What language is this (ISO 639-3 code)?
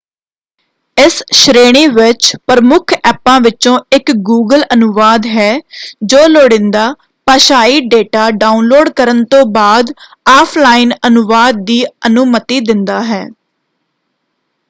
pan